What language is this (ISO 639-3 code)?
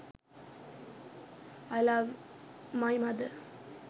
sin